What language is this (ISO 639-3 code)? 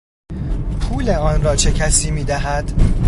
fas